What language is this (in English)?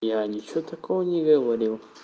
Russian